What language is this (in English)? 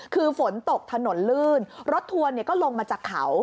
Thai